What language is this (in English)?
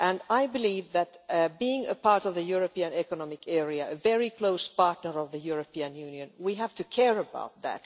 English